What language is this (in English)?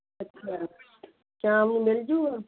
Punjabi